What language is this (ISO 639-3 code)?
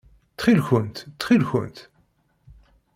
kab